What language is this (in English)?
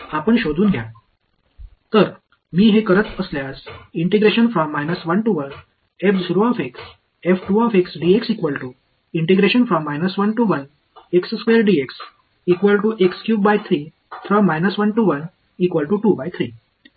Marathi